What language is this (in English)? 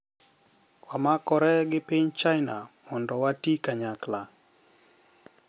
Luo (Kenya and Tanzania)